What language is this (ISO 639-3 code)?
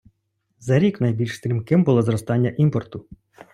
ukr